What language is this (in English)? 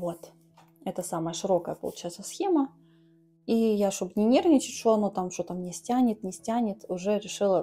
Russian